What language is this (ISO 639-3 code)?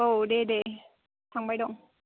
brx